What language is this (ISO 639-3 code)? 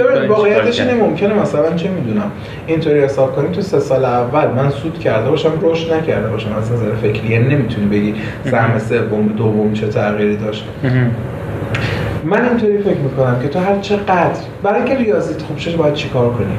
fas